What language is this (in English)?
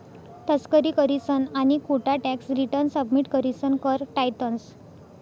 Marathi